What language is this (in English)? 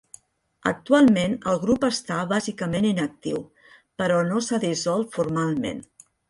Catalan